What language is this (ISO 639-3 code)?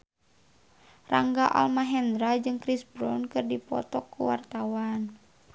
sun